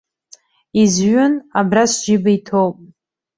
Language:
Abkhazian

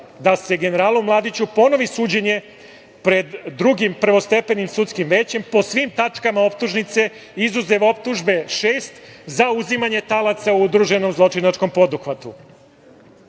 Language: Serbian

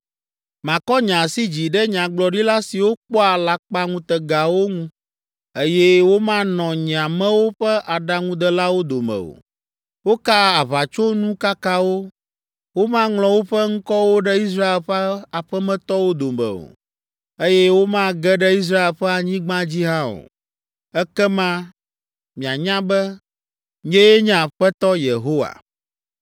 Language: Ewe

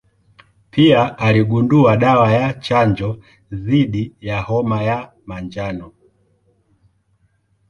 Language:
Swahili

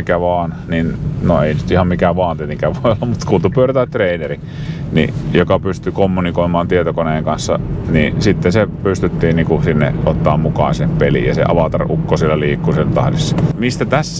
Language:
Finnish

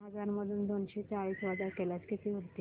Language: Marathi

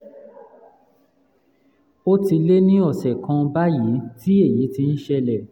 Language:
Yoruba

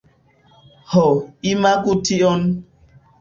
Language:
Esperanto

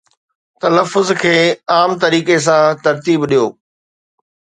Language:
Sindhi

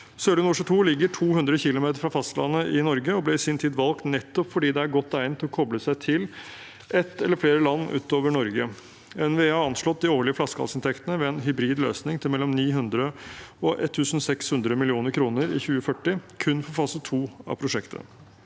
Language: Norwegian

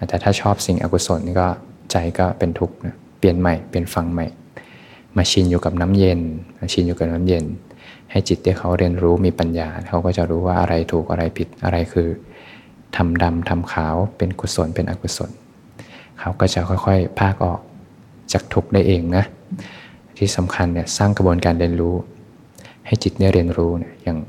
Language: Thai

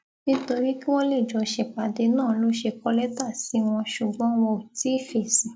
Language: Yoruba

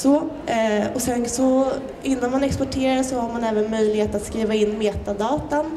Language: Swedish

